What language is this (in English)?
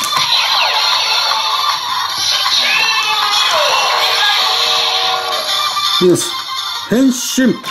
Japanese